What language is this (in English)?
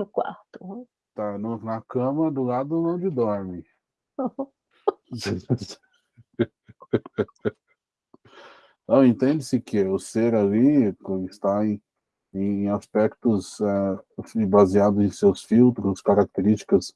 Portuguese